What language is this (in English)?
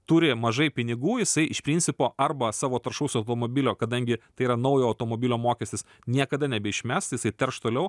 Lithuanian